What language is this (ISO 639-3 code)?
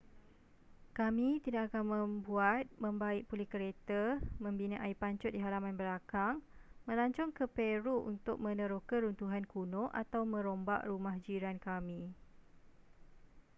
msa